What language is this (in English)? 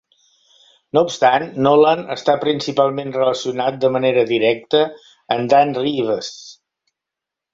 Catalan